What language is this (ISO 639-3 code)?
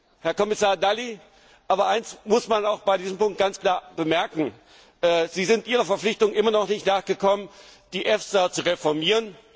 deu